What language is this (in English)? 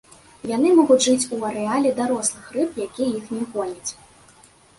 Belarusian